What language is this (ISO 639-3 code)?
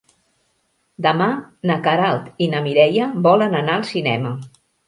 cat